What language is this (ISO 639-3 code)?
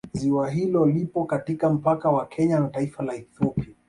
swa